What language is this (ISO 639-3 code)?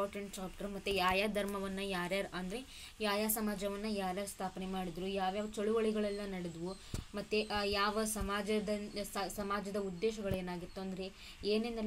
kan